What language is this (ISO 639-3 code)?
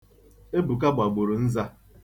ibo